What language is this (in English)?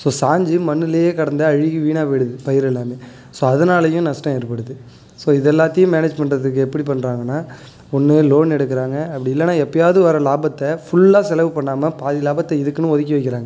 Tamil